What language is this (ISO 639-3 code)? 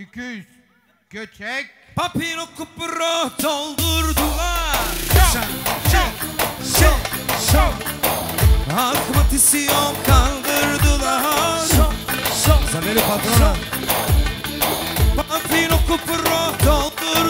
tur